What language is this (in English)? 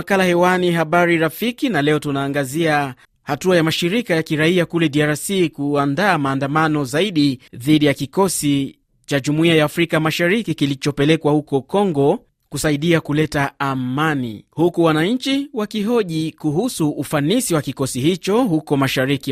Swahili